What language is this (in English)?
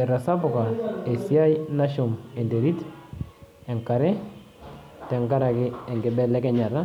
Masai